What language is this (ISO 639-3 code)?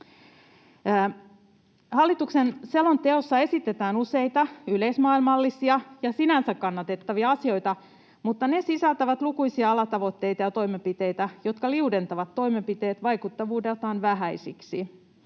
fin